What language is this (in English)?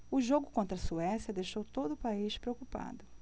Portuguese